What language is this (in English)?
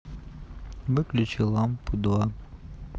Russian